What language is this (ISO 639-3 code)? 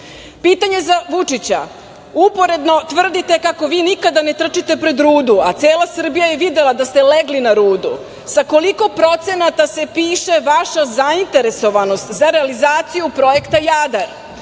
srp